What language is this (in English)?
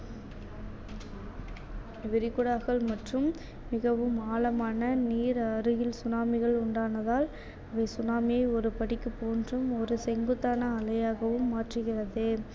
Tamil